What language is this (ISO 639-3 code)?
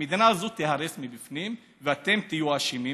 heb